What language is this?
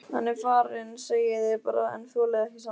Icelandic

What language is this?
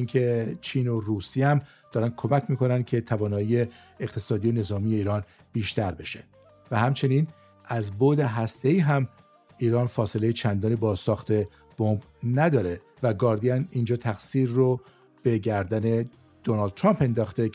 Persian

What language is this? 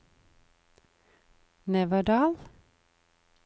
Norwegian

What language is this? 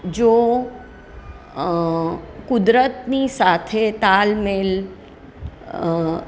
Gujarati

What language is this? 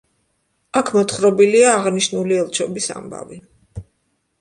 Georgian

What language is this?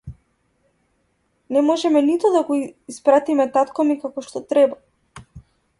Macedonian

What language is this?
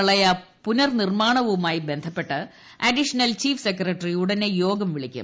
Malayalam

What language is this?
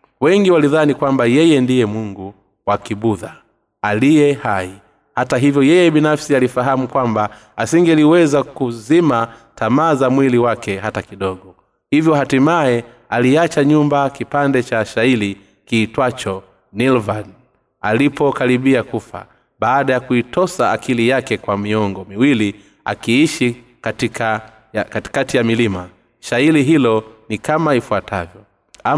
Swahili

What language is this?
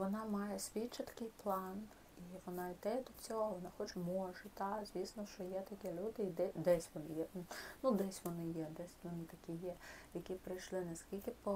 Ukrainian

